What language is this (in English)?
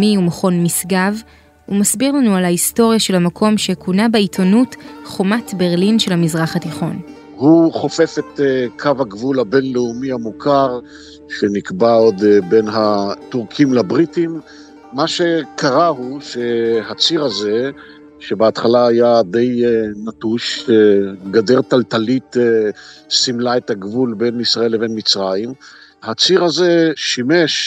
Hebrew